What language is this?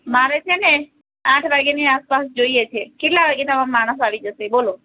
Gujarati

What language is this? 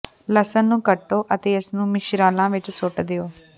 Punjabi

